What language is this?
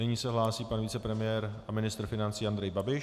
Czech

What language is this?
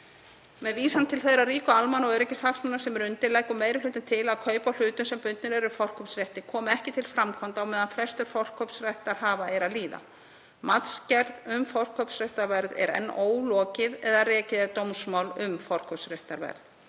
Icelandic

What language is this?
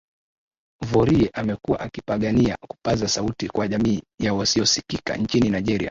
Swahili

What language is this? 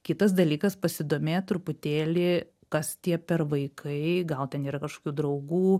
Lithuanian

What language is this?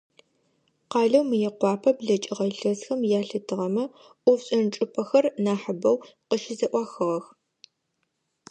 Adyghe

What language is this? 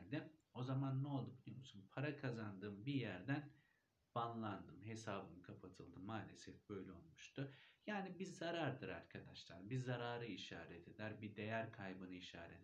Turkish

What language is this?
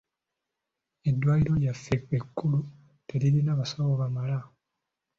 Ganda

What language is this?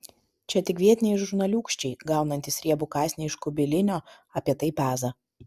Lithuanian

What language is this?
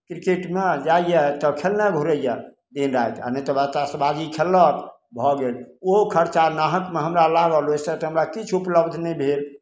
Maithili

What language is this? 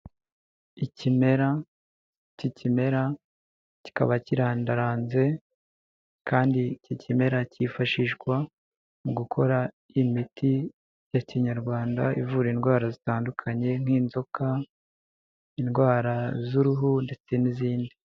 Kinyarwanda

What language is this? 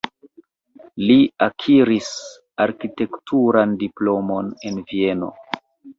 Esperanto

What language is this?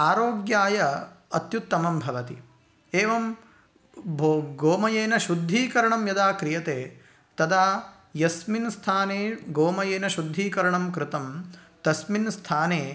Sanskrit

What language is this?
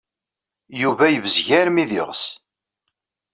Kabyle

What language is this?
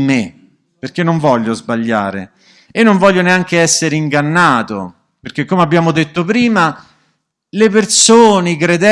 Italian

